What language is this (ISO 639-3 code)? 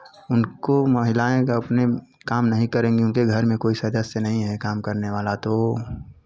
hin